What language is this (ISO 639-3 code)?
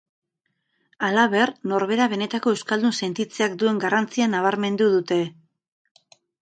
eus